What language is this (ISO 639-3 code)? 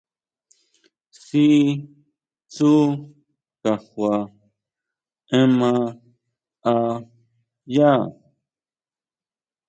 mau